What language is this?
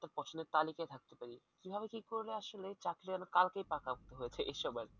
Bangla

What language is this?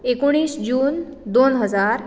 Konkani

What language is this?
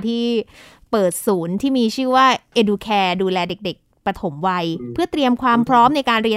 Thai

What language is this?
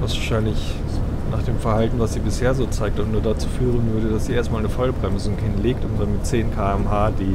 German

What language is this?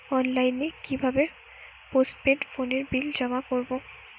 Bangla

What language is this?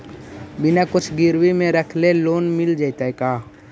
Magahi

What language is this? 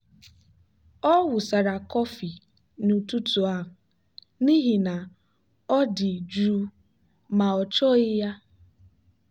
Igbo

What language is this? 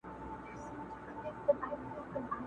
Pashto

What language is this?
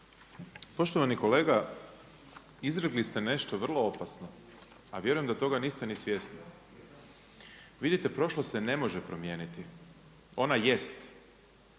Croatian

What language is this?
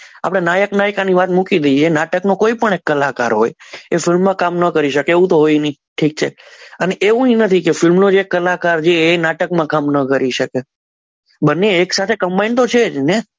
Gujarati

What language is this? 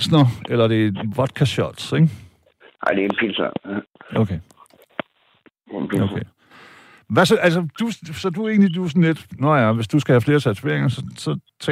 Danish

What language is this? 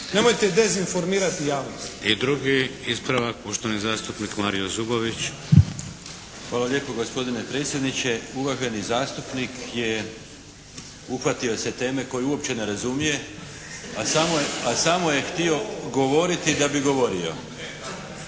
Croatian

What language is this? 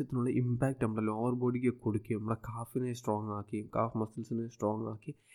Malayalam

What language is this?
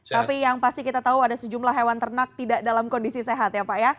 Indonesian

